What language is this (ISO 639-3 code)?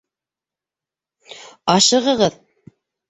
bak